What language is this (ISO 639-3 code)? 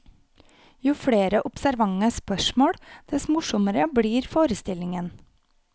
nor